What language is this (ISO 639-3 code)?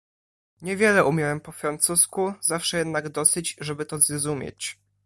pol